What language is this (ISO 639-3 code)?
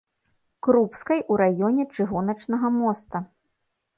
bel